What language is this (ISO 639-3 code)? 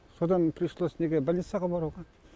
kaz